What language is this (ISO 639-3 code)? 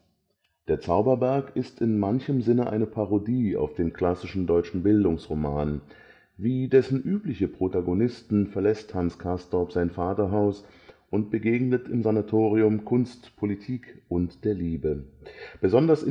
deu